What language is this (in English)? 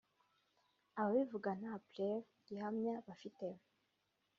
Kinyarwanda